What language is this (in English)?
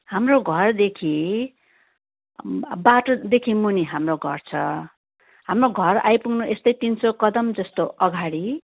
Nepali